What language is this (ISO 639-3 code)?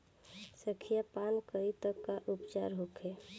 bho